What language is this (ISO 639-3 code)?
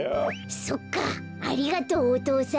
jpn